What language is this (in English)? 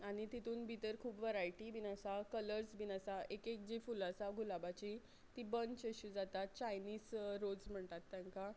Konkani